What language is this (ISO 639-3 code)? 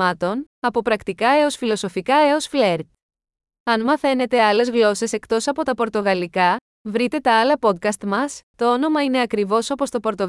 ell